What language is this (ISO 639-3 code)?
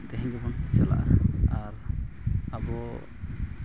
sat